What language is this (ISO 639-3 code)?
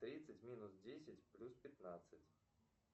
rus